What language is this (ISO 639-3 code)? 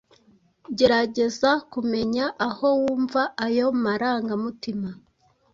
kin